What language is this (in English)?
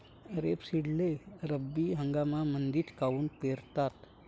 Marathi